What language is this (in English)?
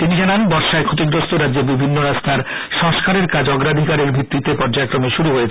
Bangla